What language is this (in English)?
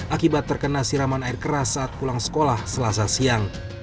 Indonesian